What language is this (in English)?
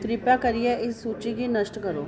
Dogri